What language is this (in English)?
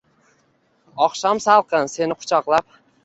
Uzbek